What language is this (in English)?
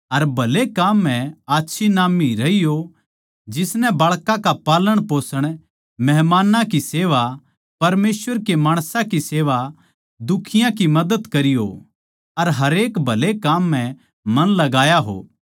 Haryanvi